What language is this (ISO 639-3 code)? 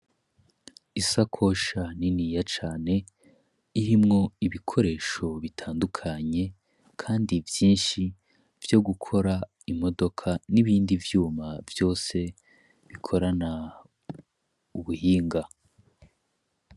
run